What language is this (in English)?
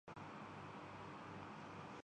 Urdu